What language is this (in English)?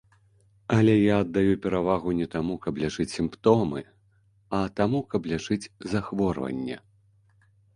Belarusian